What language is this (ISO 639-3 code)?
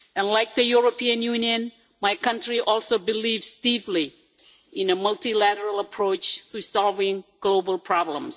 eng